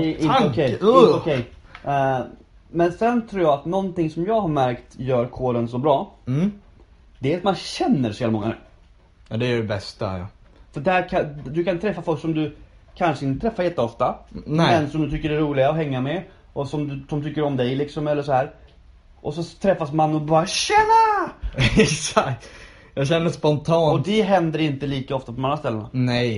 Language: Swedish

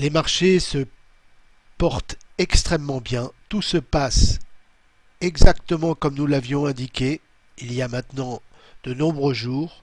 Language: French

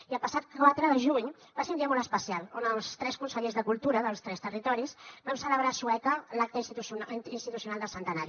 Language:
Catalan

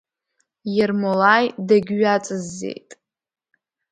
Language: Abkhazian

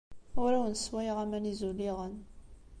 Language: Kabyle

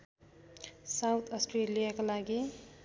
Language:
Nepali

